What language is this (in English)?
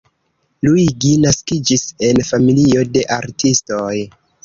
Esperanto